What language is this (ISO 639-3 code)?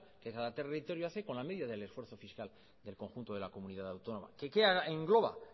spa